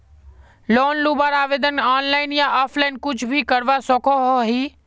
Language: Magahi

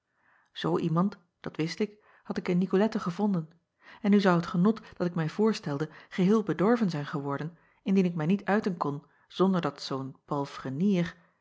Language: Dutch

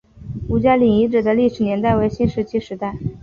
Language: Chinese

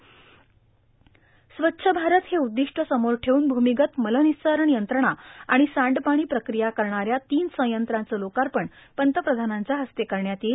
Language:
Marathi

